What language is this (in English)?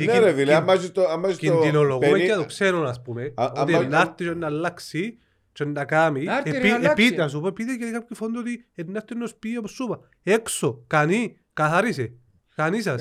Greek